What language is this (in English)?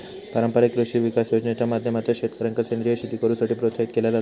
Marathi